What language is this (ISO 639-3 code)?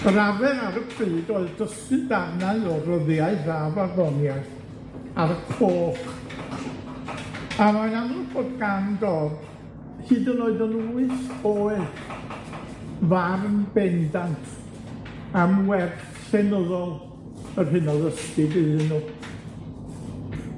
cym